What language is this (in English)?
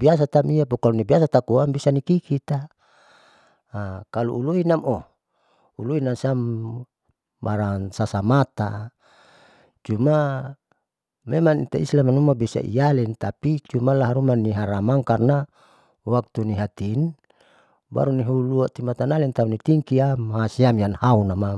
Saleman